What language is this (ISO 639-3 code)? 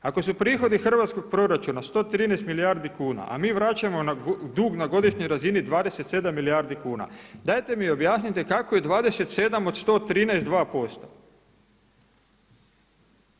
hrv